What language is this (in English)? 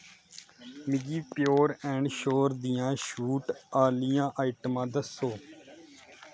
Dogri